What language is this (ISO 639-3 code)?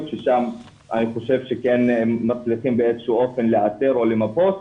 heb